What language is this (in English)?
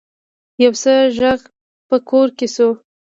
Pashto